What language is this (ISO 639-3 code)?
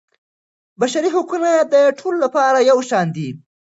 pus